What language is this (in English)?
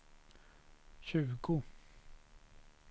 Swedish